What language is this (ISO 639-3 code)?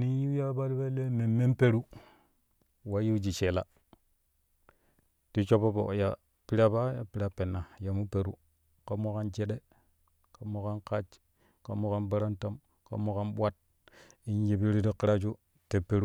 kuh